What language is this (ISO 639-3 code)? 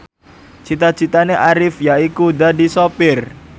jav